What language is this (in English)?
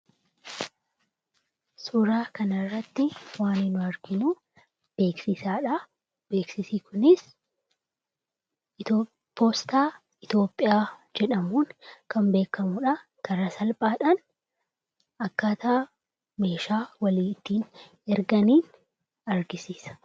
Oromo